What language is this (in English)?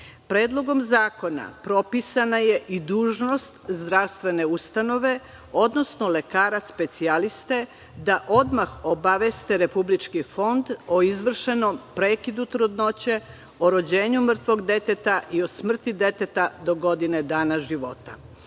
Serbian